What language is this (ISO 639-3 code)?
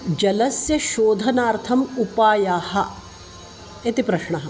san